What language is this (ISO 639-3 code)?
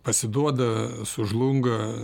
lit